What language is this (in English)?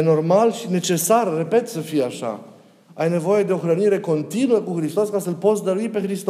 Romanian